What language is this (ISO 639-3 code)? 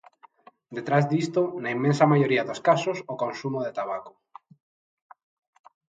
glg